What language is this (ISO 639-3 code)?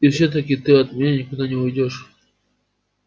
rus